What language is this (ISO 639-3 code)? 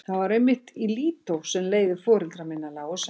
isl